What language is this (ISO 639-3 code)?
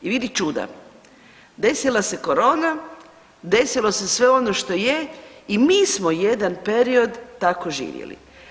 hrv